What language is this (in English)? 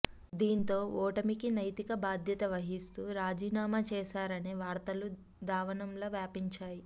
Telugu